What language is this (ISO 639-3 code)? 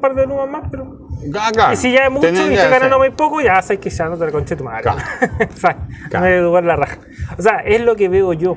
spa